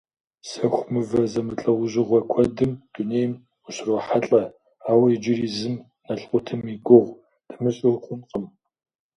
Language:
Kabardian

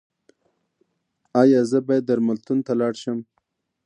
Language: Pashto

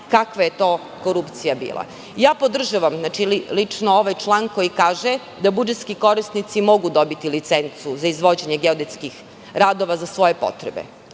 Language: Serbian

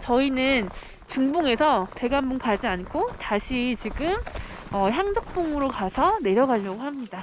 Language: Korean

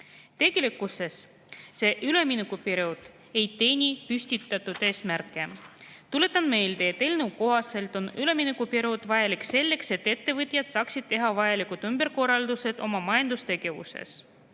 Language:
Estonian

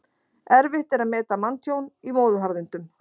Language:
Icelandic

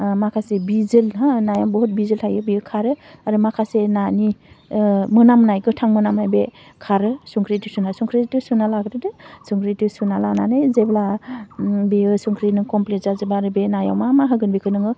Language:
Bodo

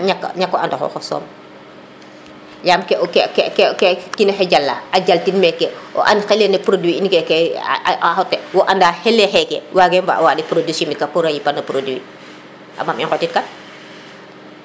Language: Serer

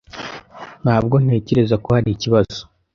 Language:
Kinyarwanda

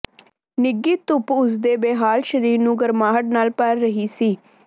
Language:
Punjabi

